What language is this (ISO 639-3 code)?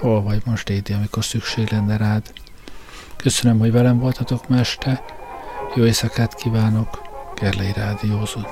hun